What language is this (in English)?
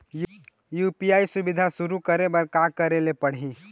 Chhattisgarhi